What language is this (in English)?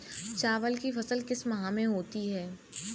Hindi